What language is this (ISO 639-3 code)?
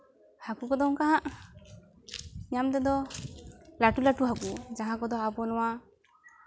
sat